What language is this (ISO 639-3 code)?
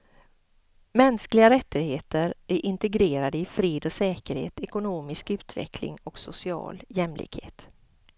swe